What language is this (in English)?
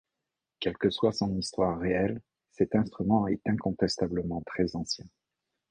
French